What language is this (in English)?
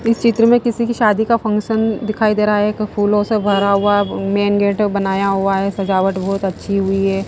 Hindi